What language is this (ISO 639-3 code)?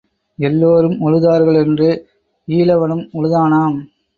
tam